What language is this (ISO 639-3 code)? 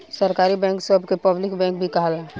bho